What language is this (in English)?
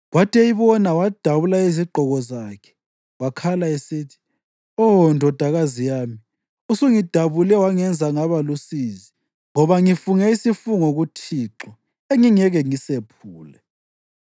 North Ndebele